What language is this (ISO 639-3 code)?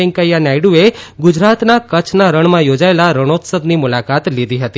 guj